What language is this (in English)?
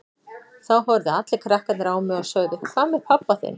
Icelandic